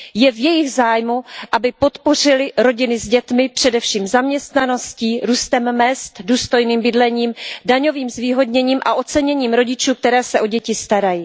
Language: Czech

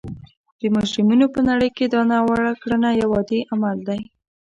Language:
Pashto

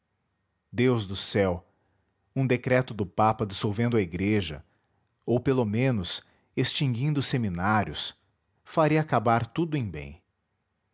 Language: Portuguese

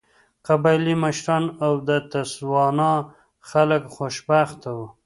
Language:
Pashto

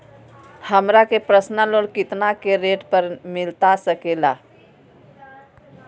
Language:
Magahi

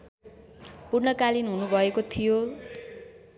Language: Nepali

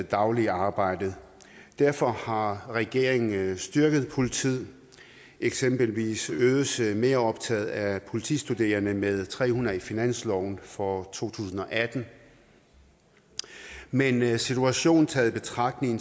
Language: Danish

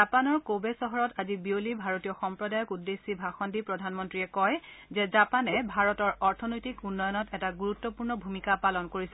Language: Assamese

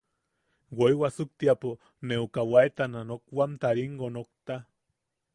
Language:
Yaqui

